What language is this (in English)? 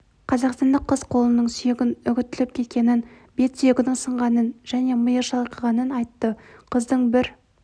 Kazakh